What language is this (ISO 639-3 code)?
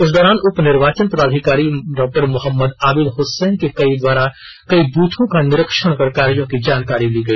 hin